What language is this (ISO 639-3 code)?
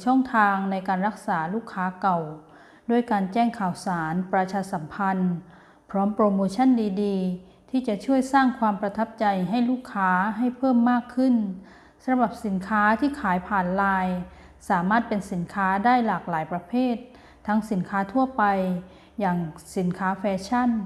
tha